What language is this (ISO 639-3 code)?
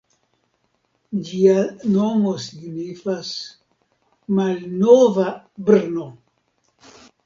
epo